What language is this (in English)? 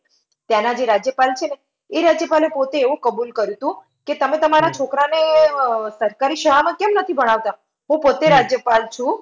Gujarati